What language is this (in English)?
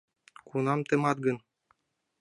Mari